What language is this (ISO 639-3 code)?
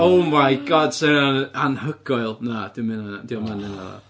cym